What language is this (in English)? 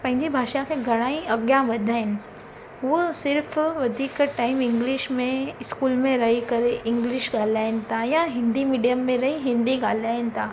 Sindhi